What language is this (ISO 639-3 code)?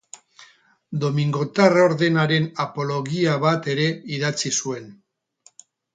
eus